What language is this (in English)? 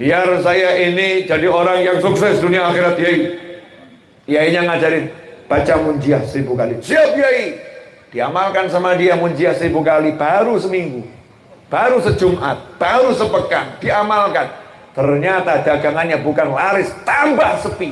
Indonesian